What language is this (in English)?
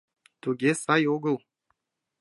Mari